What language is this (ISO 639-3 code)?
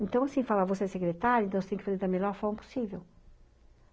por